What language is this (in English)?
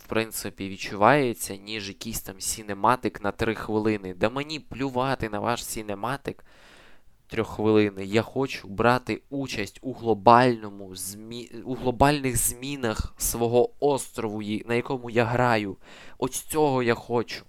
Ukrainian